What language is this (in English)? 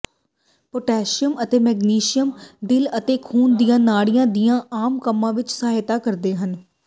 Punjabi